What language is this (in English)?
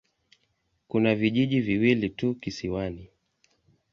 Swahili